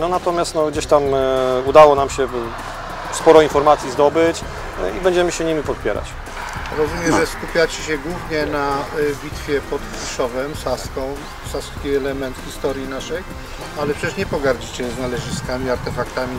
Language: Polish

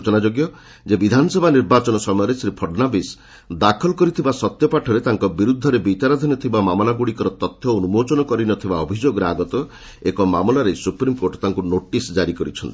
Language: Odia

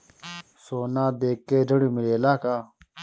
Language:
Bhojpuri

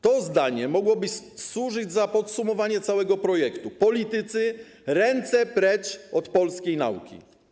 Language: Polish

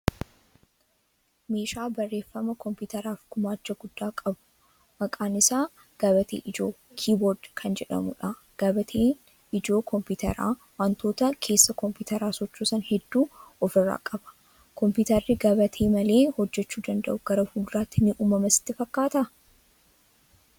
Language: Oromo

